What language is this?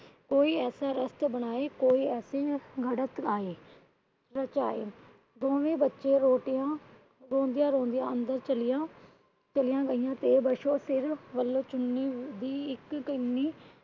Punjabi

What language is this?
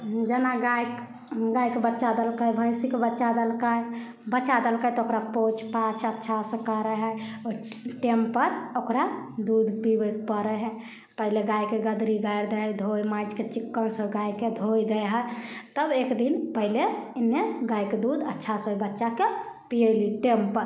Maithili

